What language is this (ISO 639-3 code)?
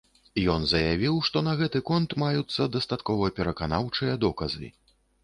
bel